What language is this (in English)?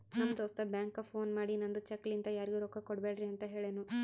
Kannada